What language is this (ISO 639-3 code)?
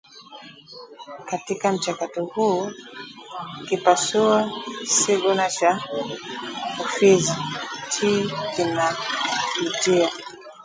swa